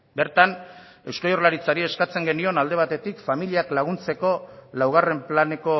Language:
Basque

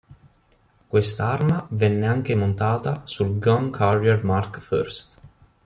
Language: Italian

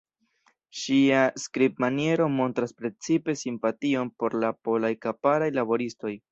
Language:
Esperanto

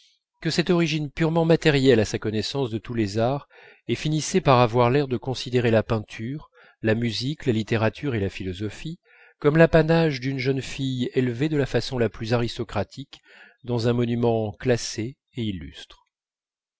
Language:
French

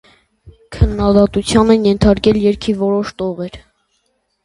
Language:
Armenian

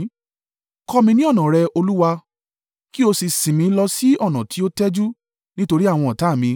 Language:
Yoruba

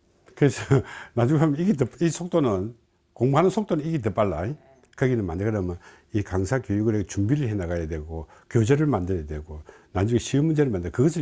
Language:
Korean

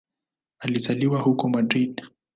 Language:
Swahili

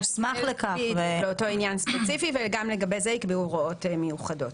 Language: Hebrew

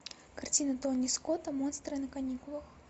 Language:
Russian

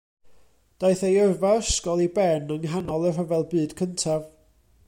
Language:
Welsh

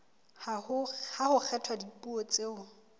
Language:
Southern Sotho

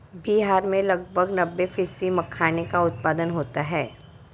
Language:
Hindi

